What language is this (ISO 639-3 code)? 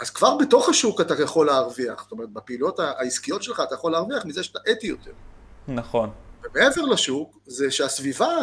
heb